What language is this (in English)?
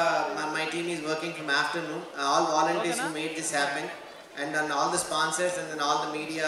Telugu